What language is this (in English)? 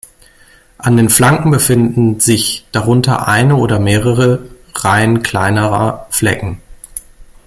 German